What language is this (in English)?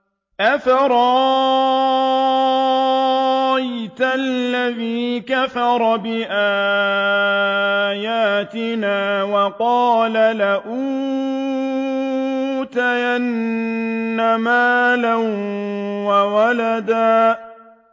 Arabic